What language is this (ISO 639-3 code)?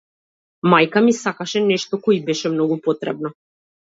mkd